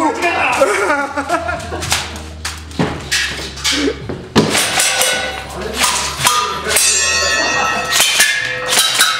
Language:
Spanish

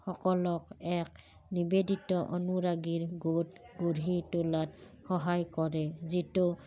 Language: Assamese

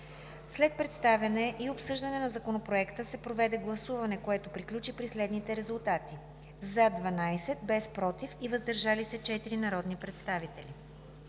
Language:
Bulgarian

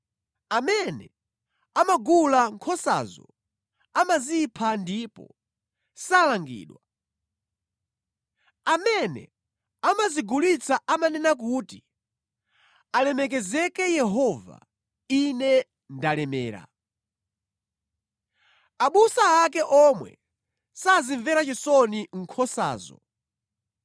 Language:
Nyanja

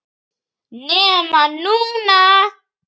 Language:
Icelandic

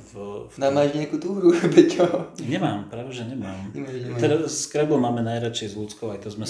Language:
Slovak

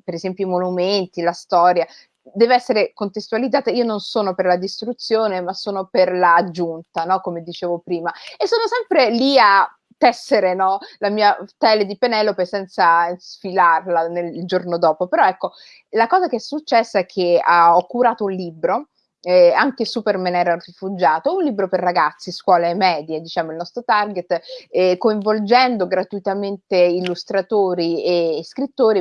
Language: Italian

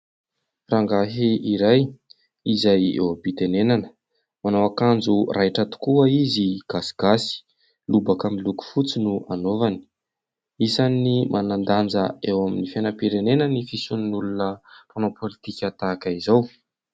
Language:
Malagasy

